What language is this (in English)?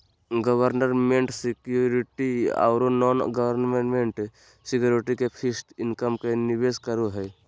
Magahi